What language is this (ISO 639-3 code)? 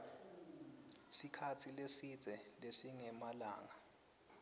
ssw